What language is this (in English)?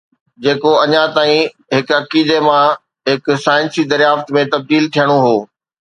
Sindhi